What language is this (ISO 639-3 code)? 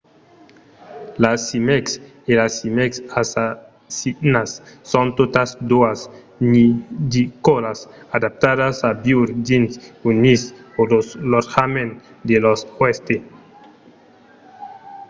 oci